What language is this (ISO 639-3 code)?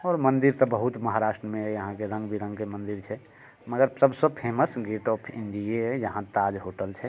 mai